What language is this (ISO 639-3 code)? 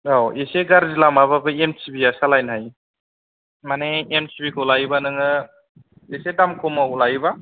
brx